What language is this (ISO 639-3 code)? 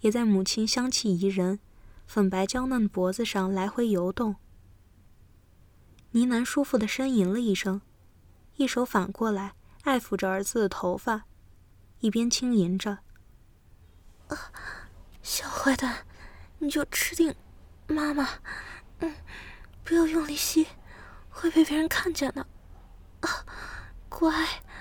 zho